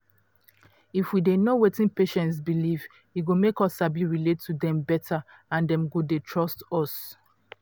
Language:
Nigerian Pidgin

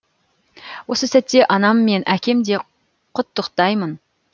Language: Kazakh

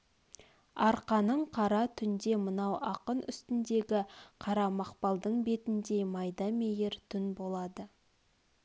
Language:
Kazakh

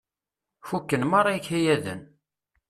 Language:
Kabyle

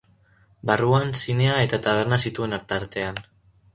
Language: Basque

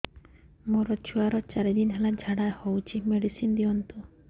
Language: Odia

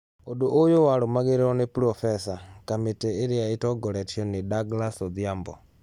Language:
Kikuyu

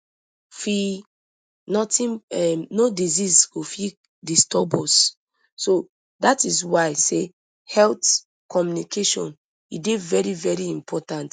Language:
Nigerian Pidgin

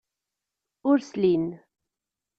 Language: Kabyle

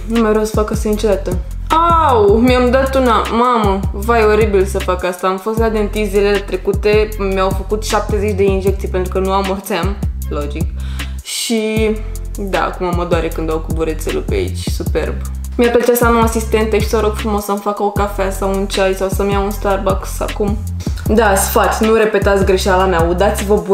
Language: Romanian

